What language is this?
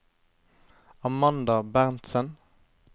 Norwegian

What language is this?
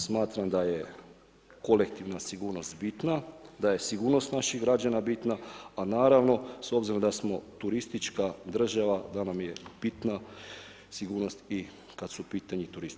Croatian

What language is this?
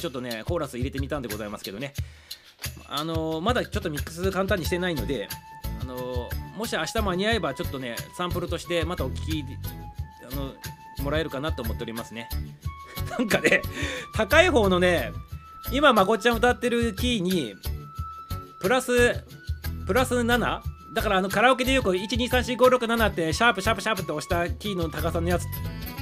Japanese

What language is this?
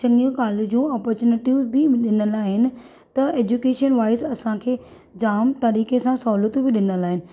Sindhi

